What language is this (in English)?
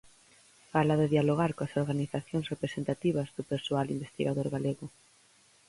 Galician